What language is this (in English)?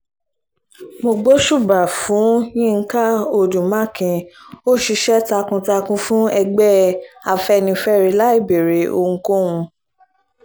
Yoruba